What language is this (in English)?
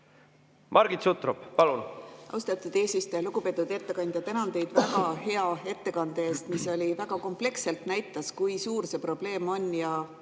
Estonian